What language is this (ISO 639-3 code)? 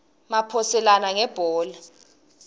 ssw